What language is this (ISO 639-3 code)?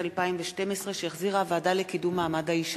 heb